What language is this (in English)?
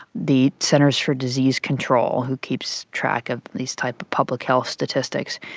English